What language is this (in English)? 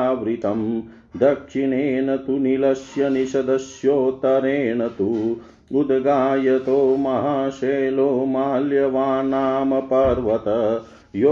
Hindi